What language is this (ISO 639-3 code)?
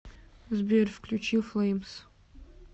rus